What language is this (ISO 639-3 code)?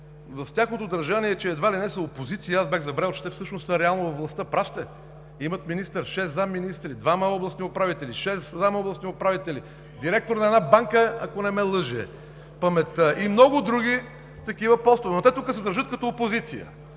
bul